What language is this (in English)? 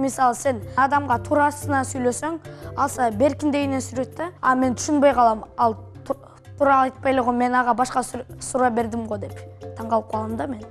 Turkish